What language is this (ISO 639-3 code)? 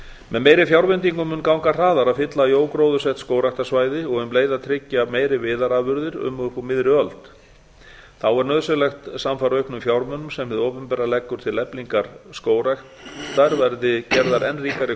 isl